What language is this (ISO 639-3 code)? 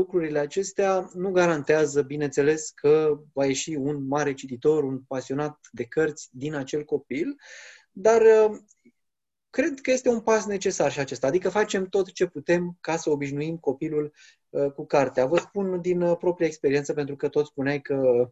ron